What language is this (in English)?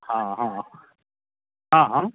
Maithili